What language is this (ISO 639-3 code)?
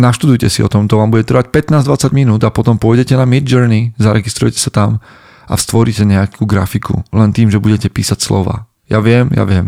slk